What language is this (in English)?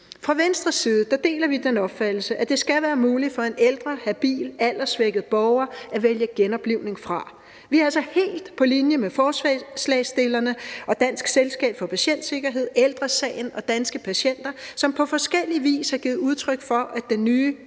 Danish